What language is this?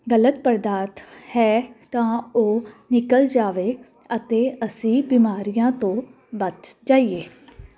Punjabi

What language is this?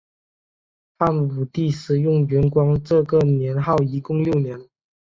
Chinese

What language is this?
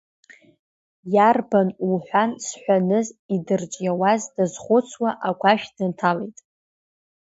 Abkhazian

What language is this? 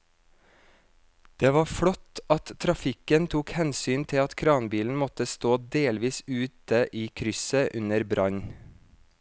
Norwegian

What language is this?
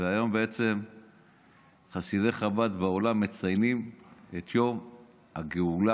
Hebrew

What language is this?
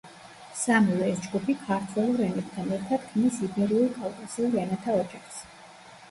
Georgian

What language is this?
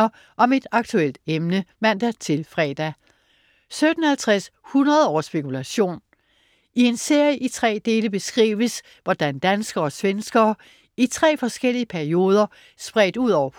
Danish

